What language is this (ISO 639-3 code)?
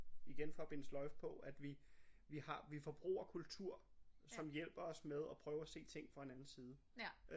dan